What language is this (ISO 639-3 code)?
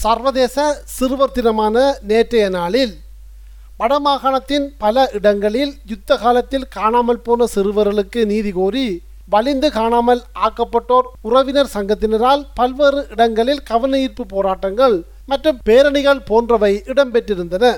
tam